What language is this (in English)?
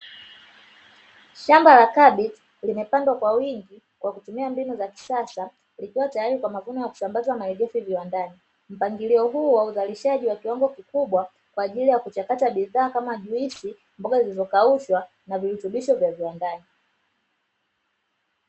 Swahili